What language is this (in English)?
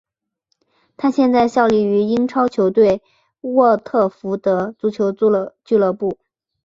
Chinese